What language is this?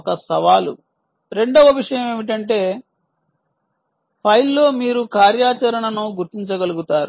Telugu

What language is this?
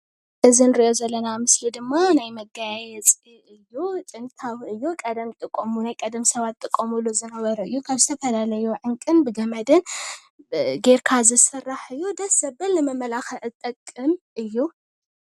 Tigrinya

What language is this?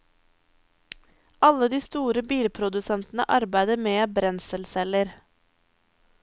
Norwegian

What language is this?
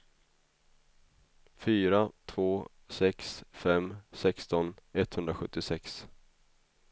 Swedish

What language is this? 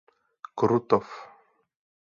Czech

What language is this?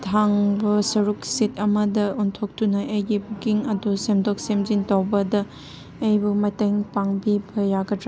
Manipuri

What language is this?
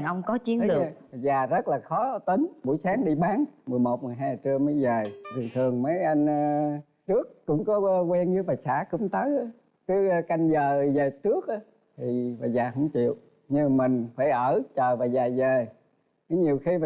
Vietnamese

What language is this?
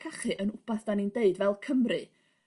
Welsh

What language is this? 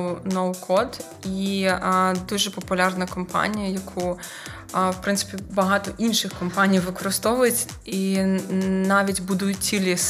Ukrainian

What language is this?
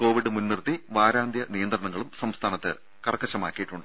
Malayalam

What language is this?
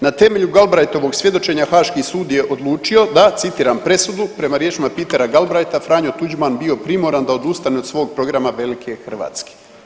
Croatian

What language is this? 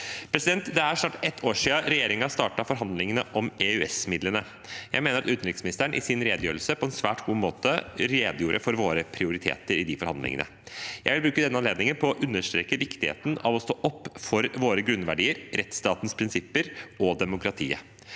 Norwegian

